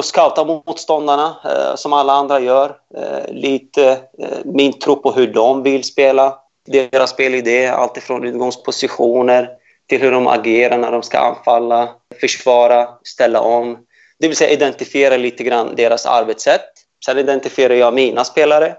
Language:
Swedish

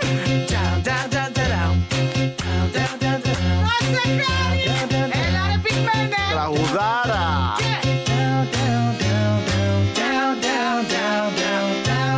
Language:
Greek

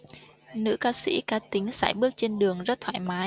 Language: Vietnamese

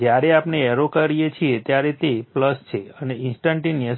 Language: Gujarati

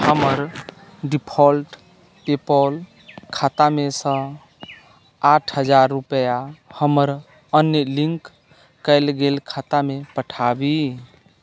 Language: Maithili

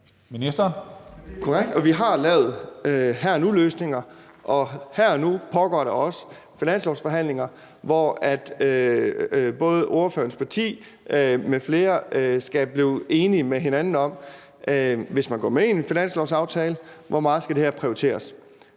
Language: Danish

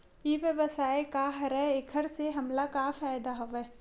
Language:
Chhattisgarhi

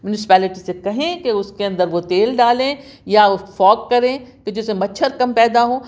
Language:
Urdu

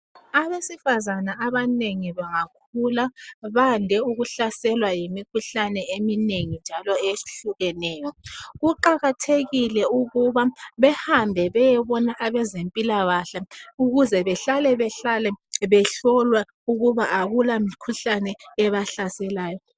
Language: North Ndebele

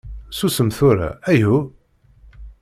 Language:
Kabyle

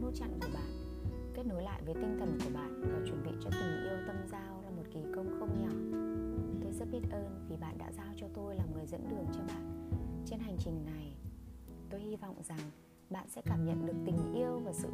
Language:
Vietnamese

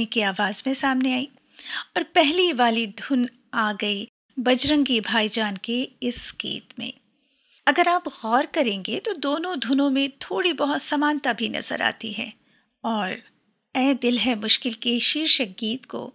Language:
Hindi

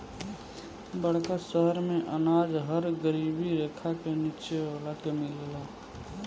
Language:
Bhojpuri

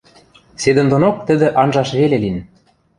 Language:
Western Mari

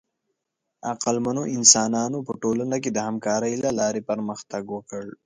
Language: Pashto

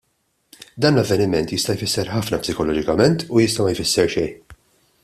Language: Maltese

